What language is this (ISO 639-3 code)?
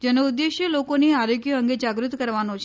guj